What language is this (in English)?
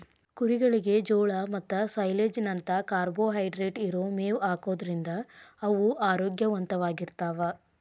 Kannada